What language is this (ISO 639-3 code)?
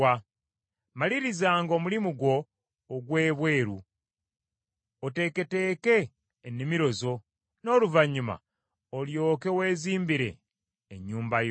lug